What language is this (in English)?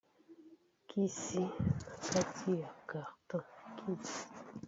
Lingala